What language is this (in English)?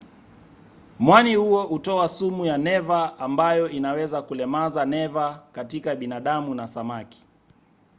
Swahili